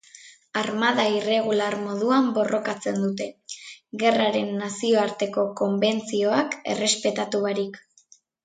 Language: Basque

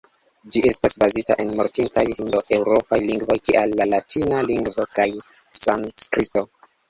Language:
Esperanto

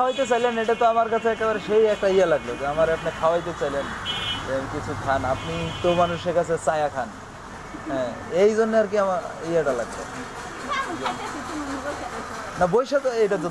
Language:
Bangla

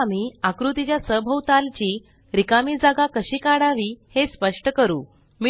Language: Marathi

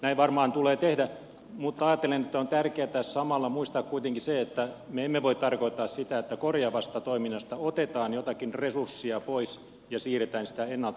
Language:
Finnish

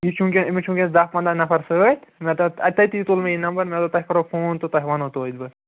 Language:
Kashmiri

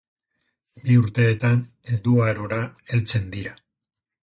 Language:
Basque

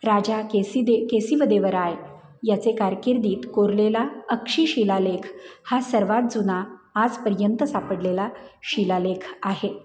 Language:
Marathi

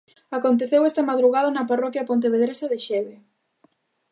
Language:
Galician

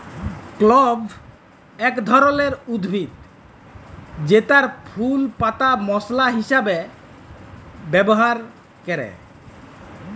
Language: Bangla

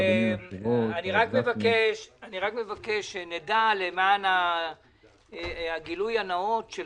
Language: Hebrew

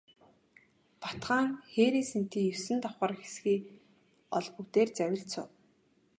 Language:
Mongolian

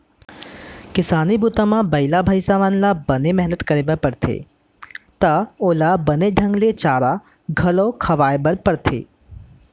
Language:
Chhattisgarhi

